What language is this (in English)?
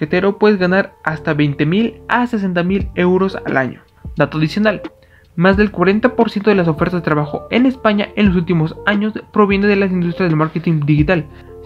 Spanish